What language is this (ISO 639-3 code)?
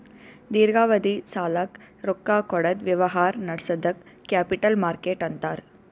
kan